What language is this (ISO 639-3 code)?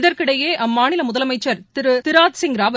tam